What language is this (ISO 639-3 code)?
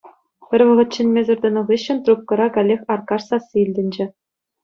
chv